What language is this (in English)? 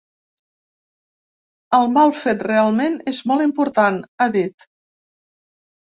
Catalan